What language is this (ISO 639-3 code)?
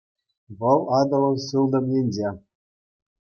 chv